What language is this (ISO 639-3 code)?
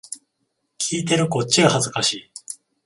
jpn